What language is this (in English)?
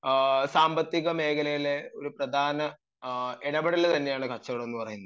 Malayalam